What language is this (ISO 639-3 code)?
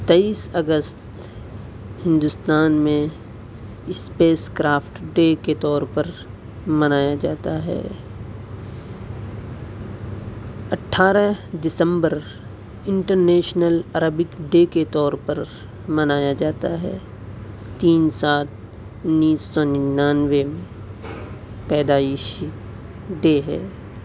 urd